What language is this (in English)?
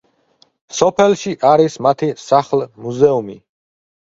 Georgian